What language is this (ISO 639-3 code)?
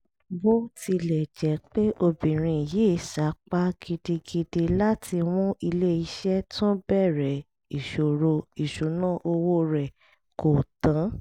yor